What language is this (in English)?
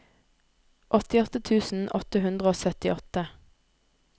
Norwegian